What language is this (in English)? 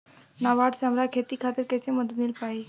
Bhojpuri